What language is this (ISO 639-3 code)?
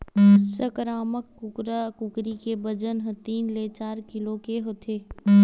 hne